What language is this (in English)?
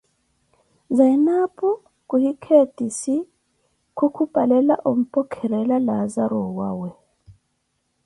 Koti